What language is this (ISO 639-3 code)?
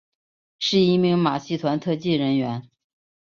zho